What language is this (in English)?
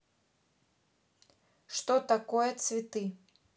Russian